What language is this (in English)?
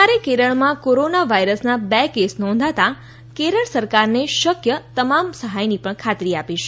Gujarati